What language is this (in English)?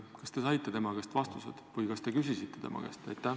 Estonian